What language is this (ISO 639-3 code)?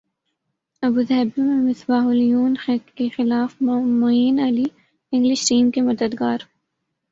urd